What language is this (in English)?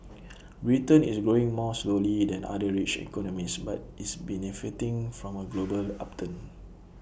English